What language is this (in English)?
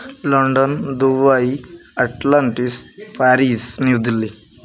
Odia